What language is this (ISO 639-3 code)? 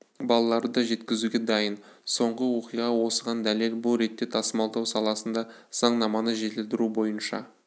kaz